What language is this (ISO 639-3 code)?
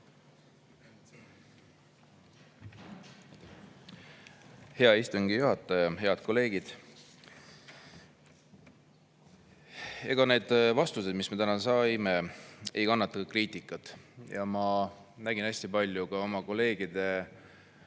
est